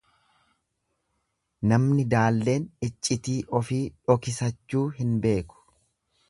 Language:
Oromo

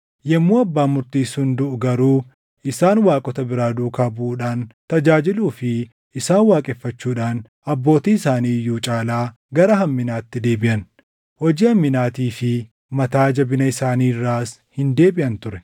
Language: Oromo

